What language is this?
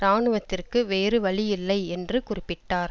Tamil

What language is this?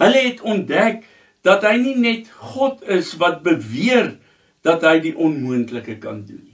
Dutch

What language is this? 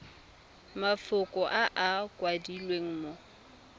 Tswana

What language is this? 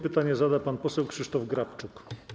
Polish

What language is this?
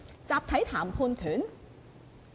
Cantonese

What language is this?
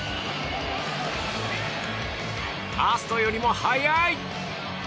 Japanese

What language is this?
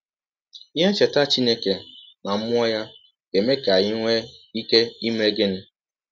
Igbo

